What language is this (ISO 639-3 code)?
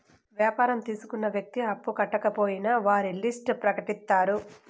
tel